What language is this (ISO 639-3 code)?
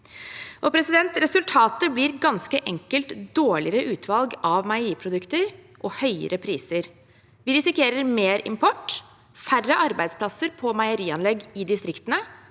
nor